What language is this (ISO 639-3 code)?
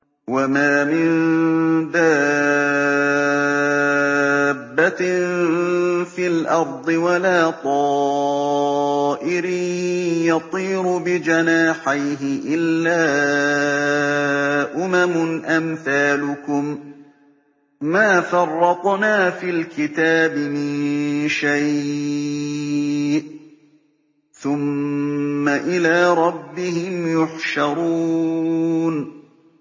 ara